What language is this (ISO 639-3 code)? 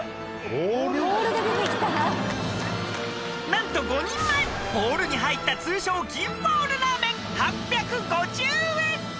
jpn